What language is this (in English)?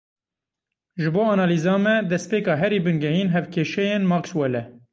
Kurdish